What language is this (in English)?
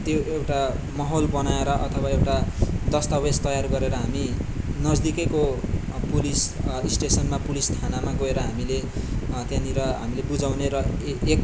Nepali